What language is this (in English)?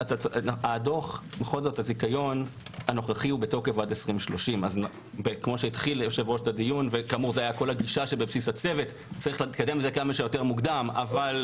Hebrew